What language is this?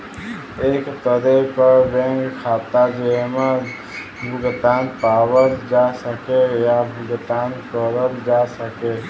Bhojpuri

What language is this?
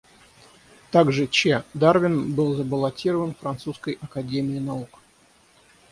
Russian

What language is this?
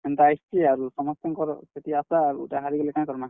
Odia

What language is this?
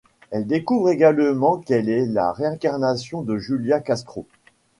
French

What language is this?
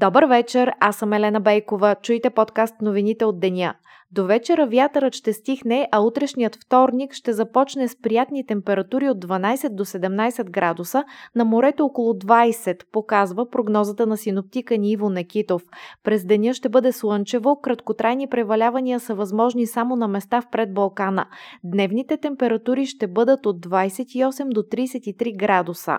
Bulgarian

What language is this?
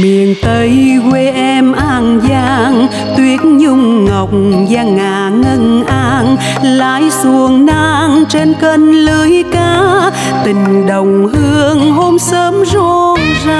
Vietnamese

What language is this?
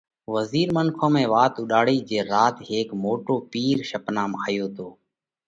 Parkari Koli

